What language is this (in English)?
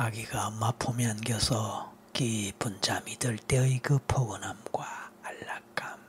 Korean